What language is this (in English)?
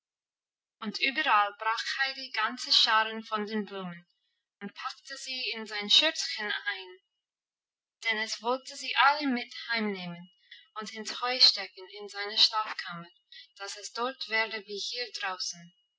German